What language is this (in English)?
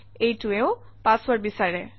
Assamese